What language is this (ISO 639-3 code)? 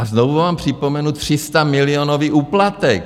ces